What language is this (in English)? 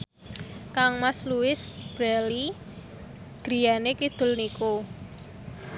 Javanese